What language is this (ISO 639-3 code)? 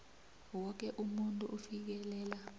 nbl